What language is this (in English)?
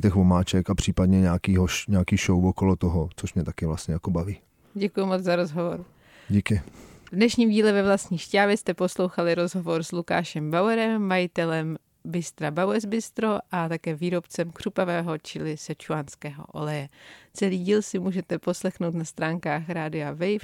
Czech